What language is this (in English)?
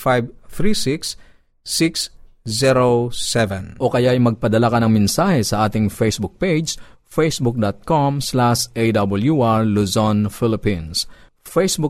Filipino